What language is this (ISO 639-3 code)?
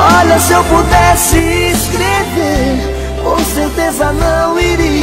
por